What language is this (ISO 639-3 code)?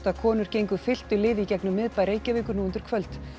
isl